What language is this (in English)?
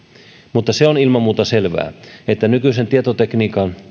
Finnish